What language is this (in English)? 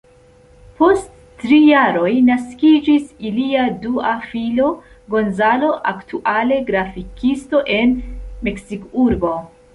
Esperanto